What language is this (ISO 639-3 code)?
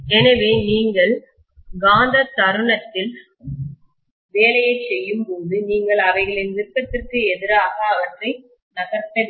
tam